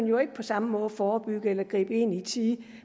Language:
Danish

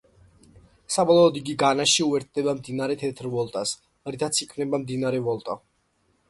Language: Georgian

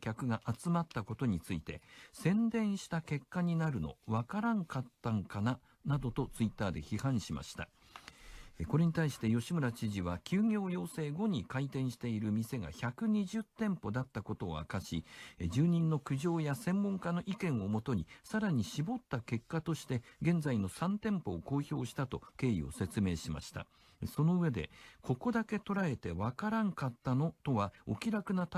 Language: Japanese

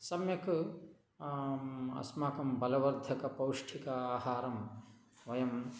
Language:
Sanskrit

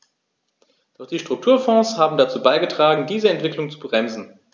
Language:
German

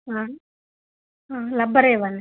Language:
Telugu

